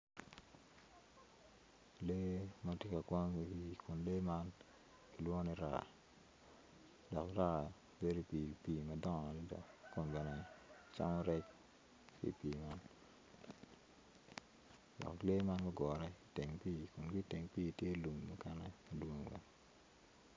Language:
Acoli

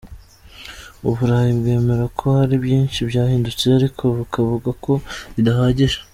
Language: Kinyarwanda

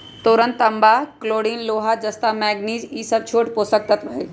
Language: Magahi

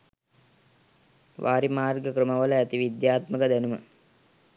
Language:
Sinhala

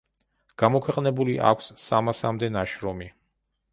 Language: Georgian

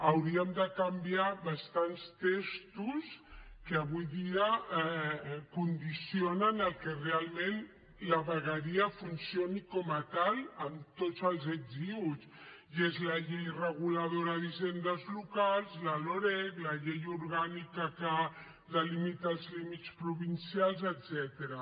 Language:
Catalan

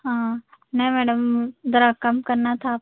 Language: Urdu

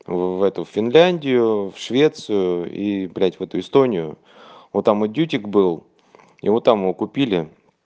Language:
Russian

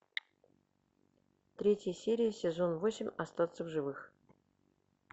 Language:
Russian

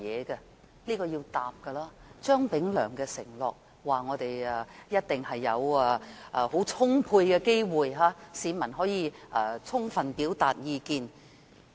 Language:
Cantonese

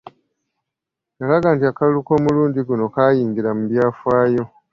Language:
Ganda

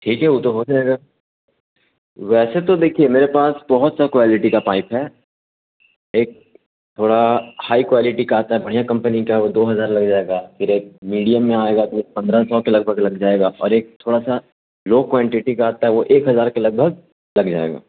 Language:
Urdu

